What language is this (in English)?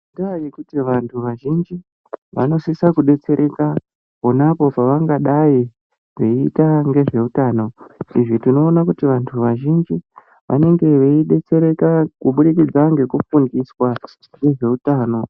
Ndau